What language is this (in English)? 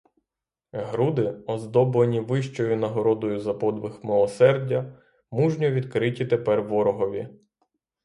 Ukrainian